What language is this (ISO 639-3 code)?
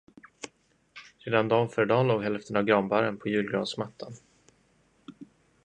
swe